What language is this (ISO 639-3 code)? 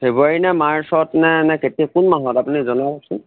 asm